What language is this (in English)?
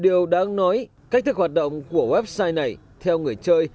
Vietnamese